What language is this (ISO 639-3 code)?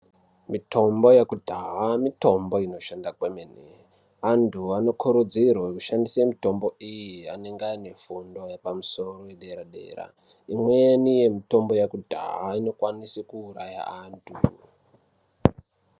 ndc